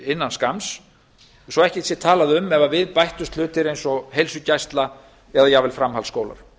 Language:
Icelandic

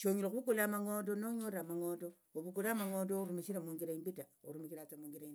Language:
Tsotso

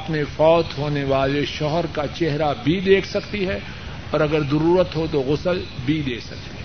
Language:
Urdu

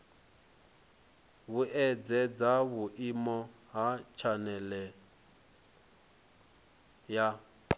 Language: Venda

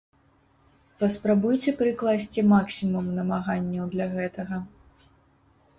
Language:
Belarusian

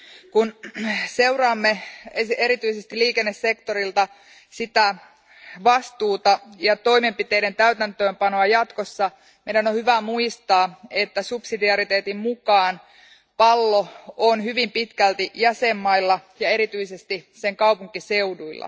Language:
Finnish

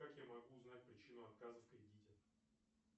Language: Russian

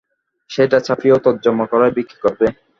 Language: Bangla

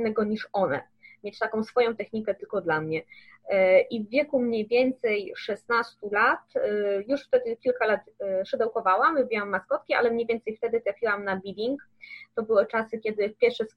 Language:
Polish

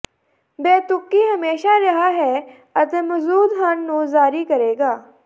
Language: Punjabi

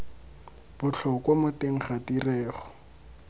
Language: Tswana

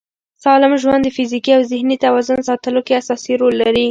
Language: Pashto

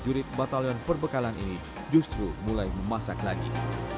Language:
Indonesian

